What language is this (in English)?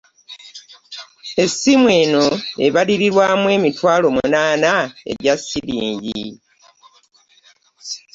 Ganda